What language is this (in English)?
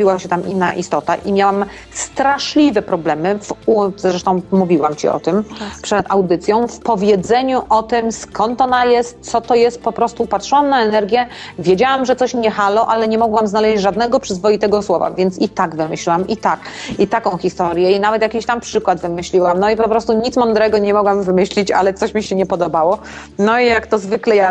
Polish